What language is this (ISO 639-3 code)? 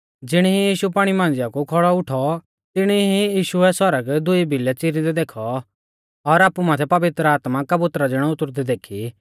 bfz